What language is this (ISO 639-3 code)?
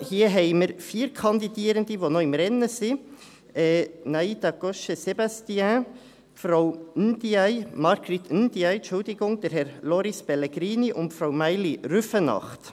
gsw